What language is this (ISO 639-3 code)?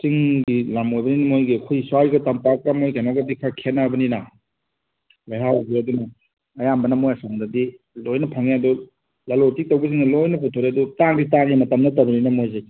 mni